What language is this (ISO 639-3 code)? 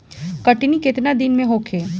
bho